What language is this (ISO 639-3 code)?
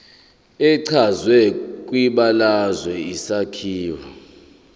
zul